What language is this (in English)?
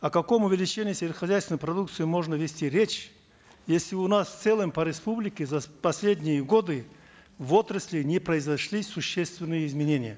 Kazakh